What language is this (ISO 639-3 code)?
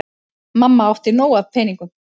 isl